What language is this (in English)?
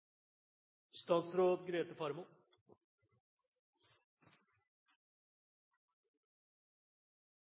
Norwegian Nynorsk